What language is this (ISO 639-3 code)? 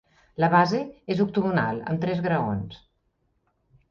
cat